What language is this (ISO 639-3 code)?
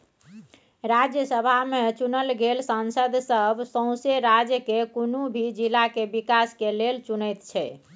mai